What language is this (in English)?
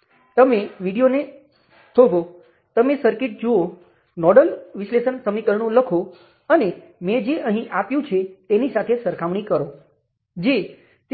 Gujarati